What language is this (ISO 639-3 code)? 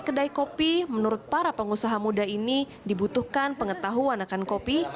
ind